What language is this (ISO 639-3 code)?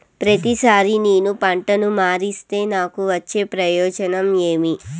tel